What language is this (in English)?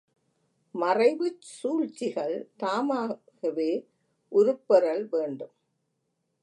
Tamil